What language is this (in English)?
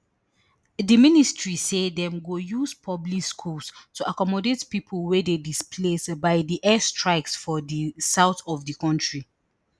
Nigerian Pidgin